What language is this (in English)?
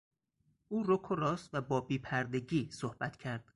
Persian